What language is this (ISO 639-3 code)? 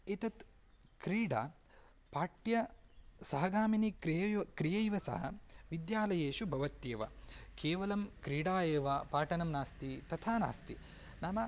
san